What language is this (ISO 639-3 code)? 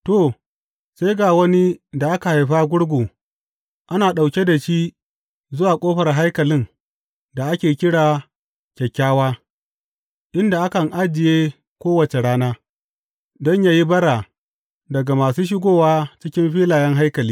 hau